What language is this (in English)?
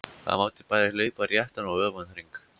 Icelandic